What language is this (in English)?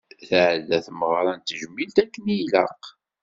Kabyle